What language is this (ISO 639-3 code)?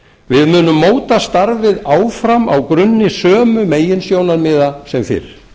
isl